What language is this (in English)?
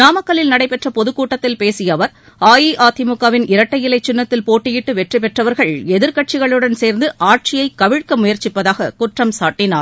Tamil